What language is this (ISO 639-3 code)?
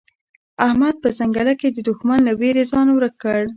pus